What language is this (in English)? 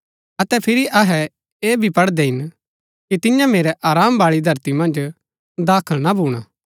Gaddi